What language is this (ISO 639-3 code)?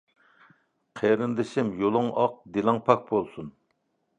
uig